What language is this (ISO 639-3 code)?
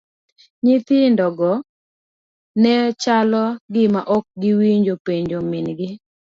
luo